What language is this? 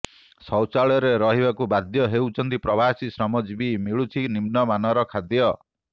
Odia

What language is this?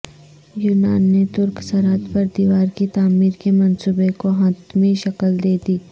Urdu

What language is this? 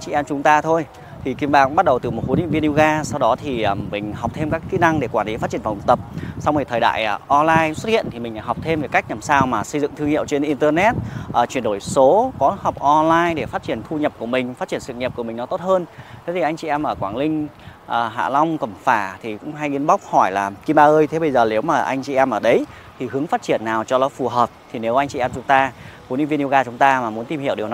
Vietnamese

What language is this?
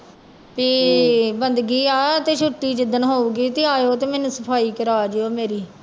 Punjabi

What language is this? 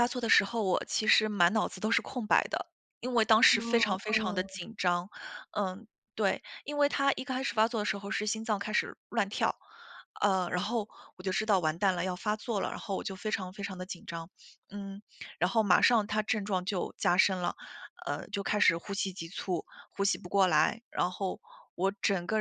Chinese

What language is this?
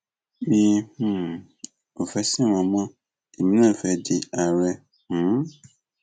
Yoruba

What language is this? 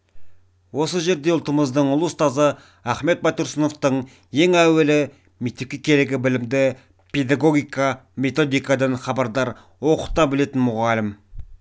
Kazakh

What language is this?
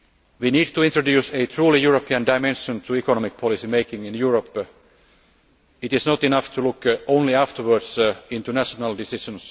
English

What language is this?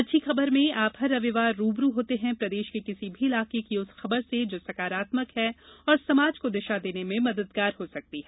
Hindi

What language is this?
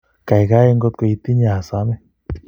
Kalenjin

